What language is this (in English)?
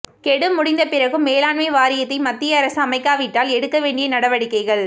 Tamil